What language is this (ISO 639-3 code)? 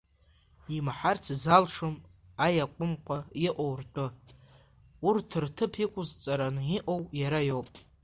abk